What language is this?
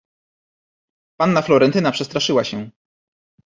Polish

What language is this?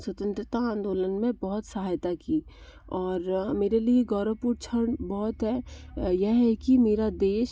Hindi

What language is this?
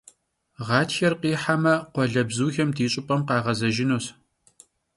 Kabardian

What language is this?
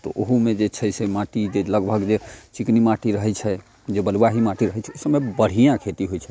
Maithili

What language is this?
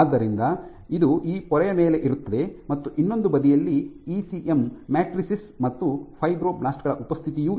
Kannada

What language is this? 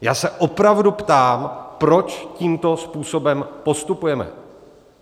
Czech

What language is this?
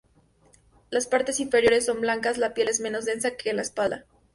Spanish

